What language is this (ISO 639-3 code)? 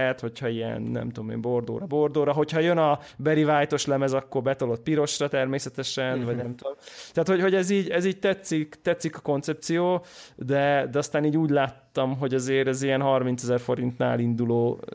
hun